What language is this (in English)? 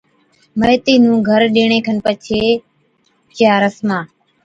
Od